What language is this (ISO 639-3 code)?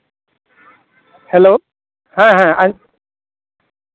sat